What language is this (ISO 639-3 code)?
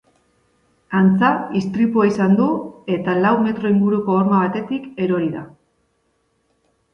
eus